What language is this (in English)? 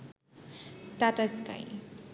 Bangla